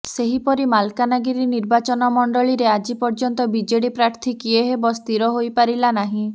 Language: Odia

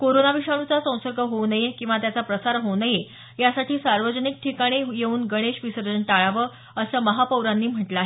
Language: Marathi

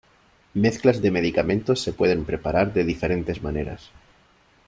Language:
Spanish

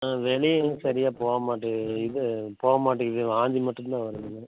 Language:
Tamil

